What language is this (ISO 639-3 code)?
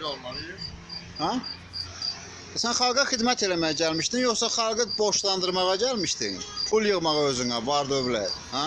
tur